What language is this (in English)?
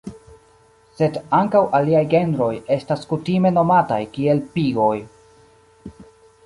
Esperanto